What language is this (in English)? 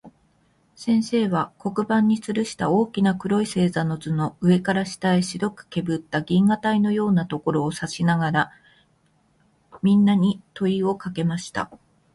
Japanese